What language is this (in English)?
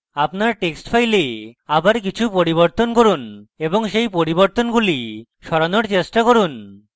Bangla